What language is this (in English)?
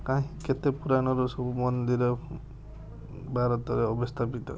Odia